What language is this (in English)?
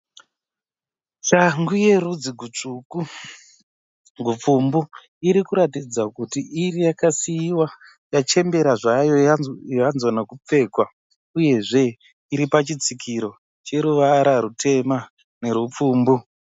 Shona